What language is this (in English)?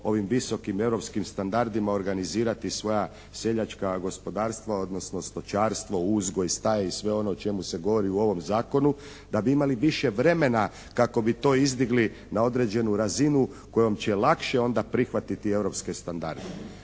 Croatian